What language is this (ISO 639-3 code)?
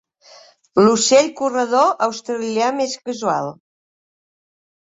cat